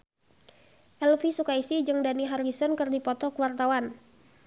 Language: Sundanese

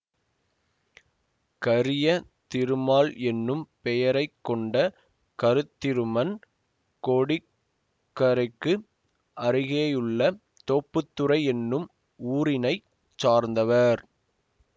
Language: Tamil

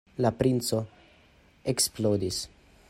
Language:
Esperanto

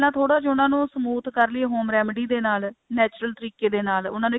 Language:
Punjabi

